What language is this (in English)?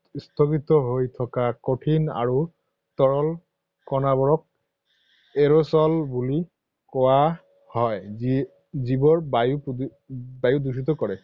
Assamese